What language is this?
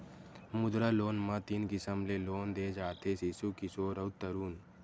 Chhattisgarhi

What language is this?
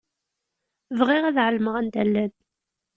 Kabyle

